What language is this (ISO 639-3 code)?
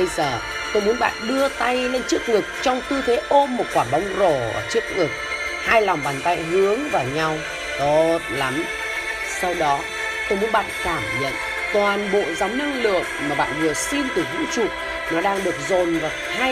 vie